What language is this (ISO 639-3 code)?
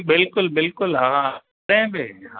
snd